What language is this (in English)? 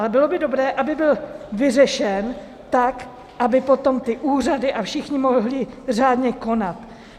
Czech